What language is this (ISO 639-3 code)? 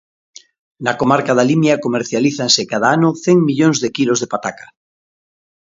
glg